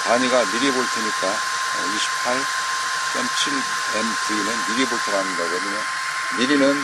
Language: Korean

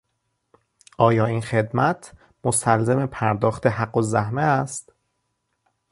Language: Persian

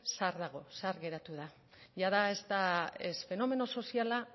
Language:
Basque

